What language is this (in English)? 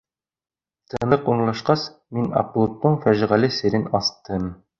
Bashkir